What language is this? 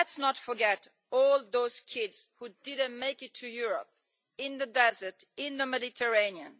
English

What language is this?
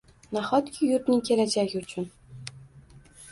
Uzbek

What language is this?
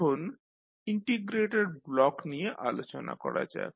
Bangla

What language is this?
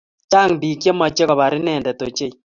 Kalenjin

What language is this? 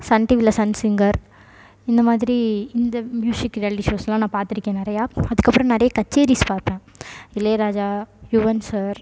Tamil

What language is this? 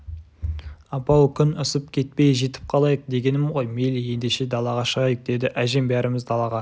Kazakh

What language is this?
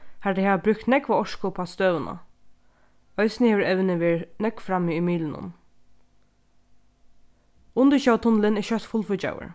Faroese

